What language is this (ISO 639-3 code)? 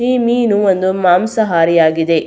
kan